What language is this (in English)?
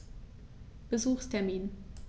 German